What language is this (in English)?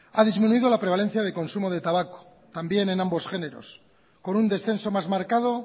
Spanish